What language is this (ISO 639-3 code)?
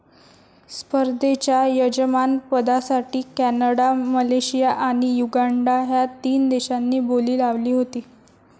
mar